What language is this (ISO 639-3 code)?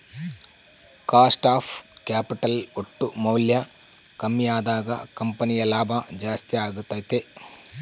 kan